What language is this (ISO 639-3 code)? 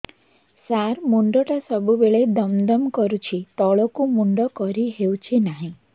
ori